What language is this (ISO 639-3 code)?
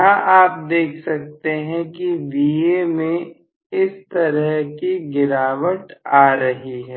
hin